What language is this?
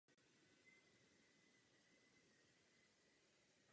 Czech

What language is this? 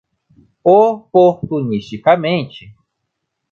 Portuguese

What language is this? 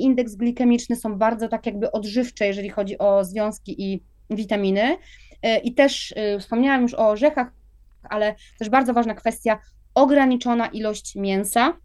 Polish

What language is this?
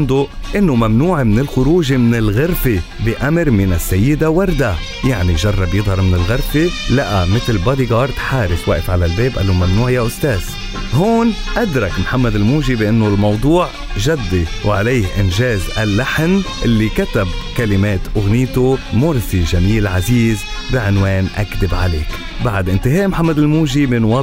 Arabic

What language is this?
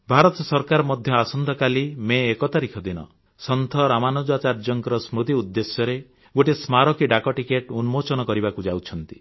Odia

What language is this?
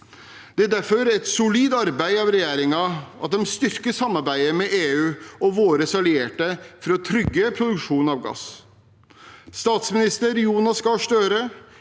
Norwegian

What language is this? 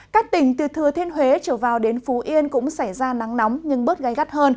Vietnamese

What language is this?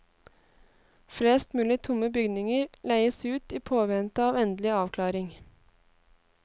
Norwegian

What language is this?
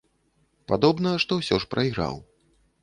Belarusian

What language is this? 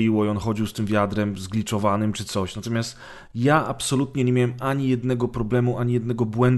Polish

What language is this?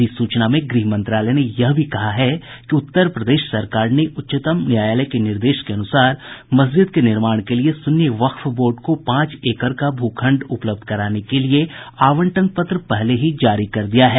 Hindi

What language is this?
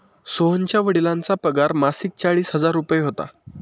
Marathi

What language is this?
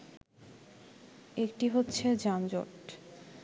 Bangla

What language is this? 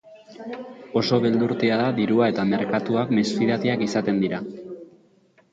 Basque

